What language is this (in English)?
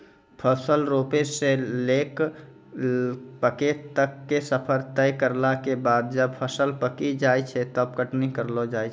Maithili